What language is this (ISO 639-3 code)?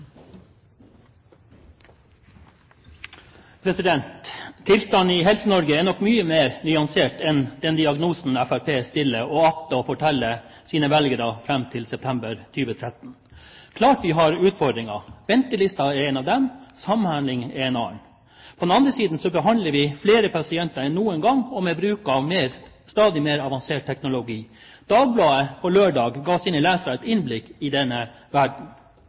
nob